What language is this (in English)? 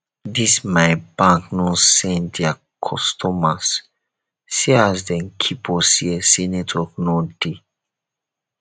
Nigerian Pidgin